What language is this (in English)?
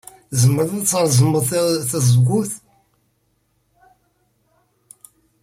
Kabyle